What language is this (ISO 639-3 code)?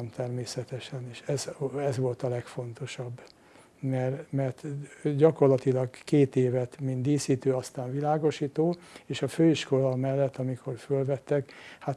hun